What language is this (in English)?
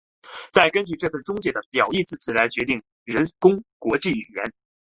Chinese